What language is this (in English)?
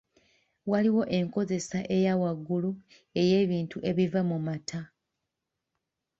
Ganda